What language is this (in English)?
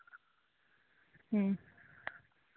Santali